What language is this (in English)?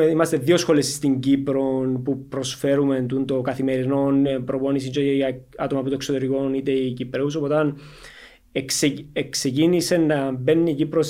Greek